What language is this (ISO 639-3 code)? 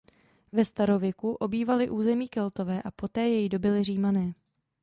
ces